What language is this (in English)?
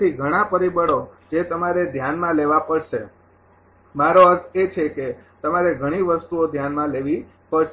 Gujarati